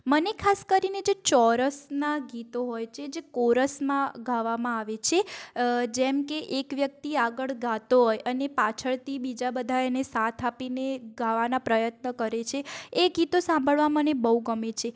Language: Gujarati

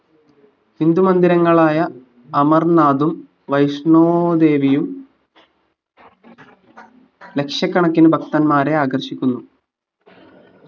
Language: Malayalam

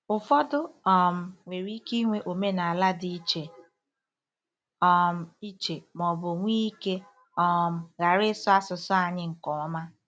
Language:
Igbo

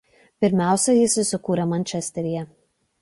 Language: Lithuanian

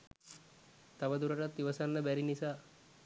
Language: Sinhala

